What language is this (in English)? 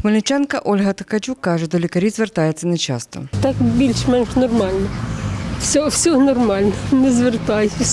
Ukrainian